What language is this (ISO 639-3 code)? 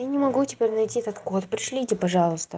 rus